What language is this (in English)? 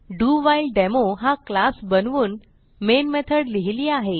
Marathi